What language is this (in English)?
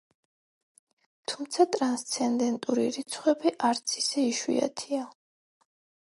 Georgian